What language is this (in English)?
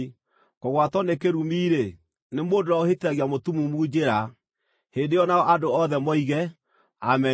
Kikuyu